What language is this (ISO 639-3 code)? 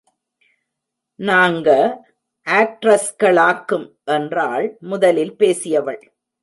tam